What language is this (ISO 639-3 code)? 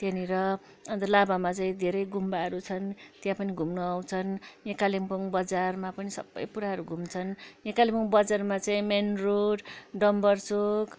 nep